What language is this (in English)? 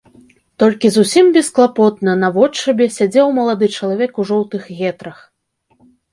Belarusian